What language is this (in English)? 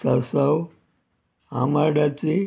Konkani